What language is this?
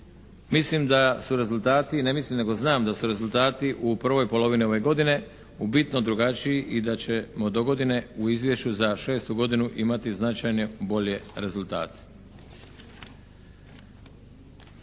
Croatian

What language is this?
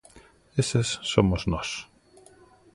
Galician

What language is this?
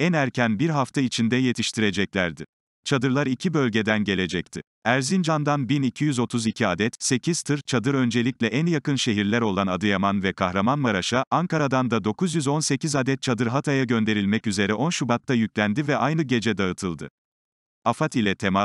Turkish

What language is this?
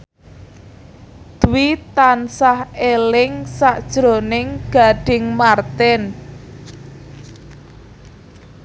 Javanese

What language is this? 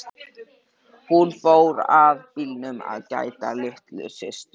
Icelandic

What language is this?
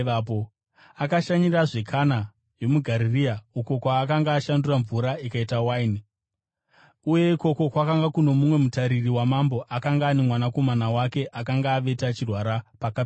Shona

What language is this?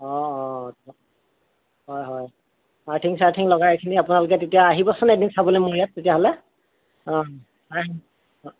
Assamese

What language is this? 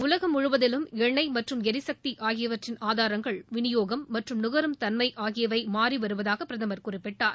Tamil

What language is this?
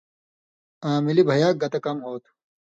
Indus Kohistani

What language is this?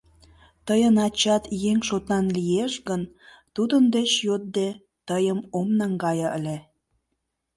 Mari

